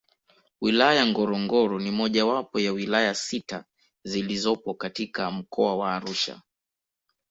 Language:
Swahili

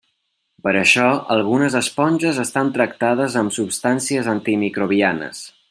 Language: Catalan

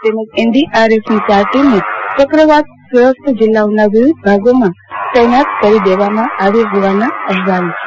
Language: Gujarati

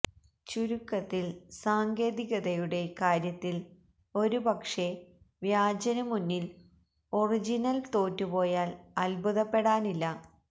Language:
Malayalam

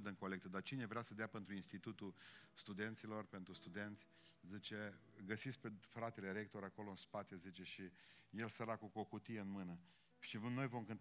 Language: Romanian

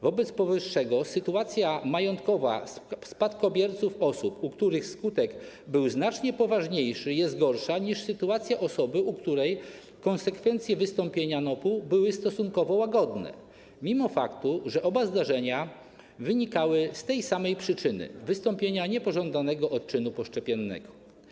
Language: Polish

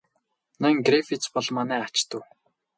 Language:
Mongolian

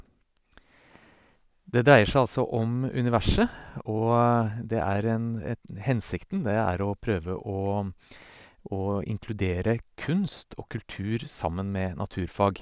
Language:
Norwegian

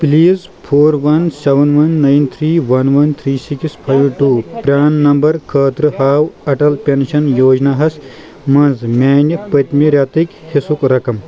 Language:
Kashmiri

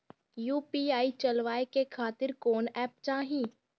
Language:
Bhojpuri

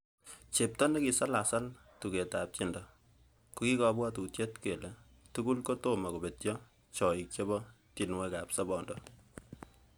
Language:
Kalenjin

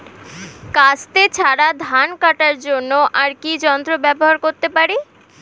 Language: Bangla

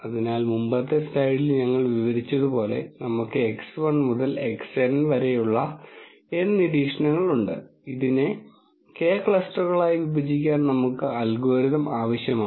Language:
Malayalam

